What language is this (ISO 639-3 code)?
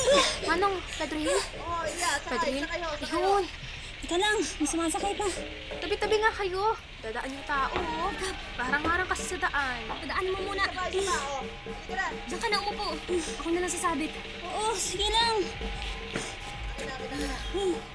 fil